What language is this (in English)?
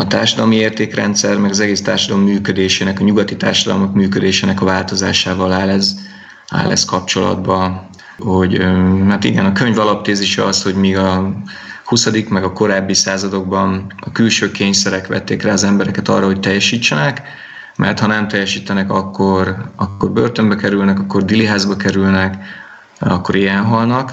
Hungarian